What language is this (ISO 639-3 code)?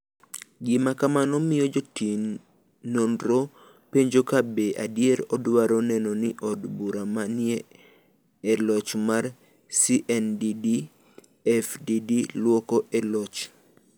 luo